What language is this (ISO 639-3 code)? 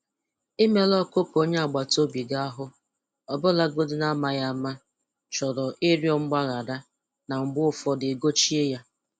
ibo